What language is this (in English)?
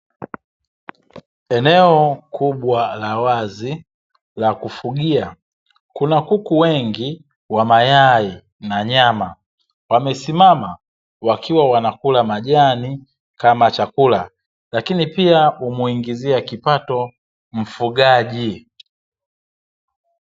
Swahili